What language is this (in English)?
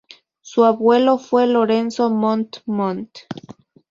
Spanish